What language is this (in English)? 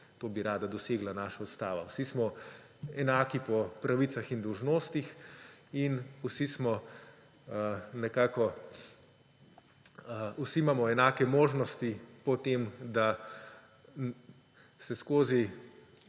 Slovenian